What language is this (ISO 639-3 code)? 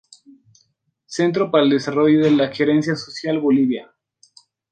spa